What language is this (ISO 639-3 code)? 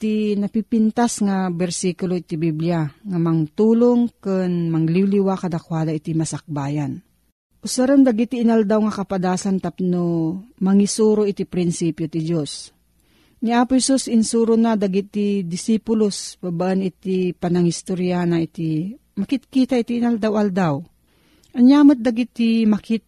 fil